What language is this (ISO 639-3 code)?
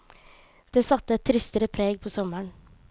nor